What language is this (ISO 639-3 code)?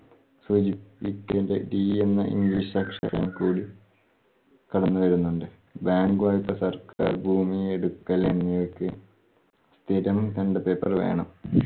mal